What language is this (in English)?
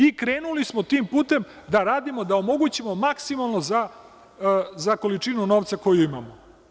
Serbian